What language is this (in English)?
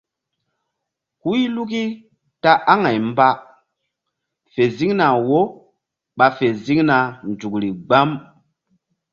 Mbum